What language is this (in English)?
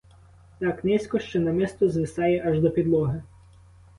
Ukrainian